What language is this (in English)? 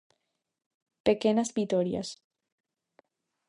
Galician